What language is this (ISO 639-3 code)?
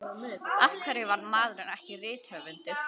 isl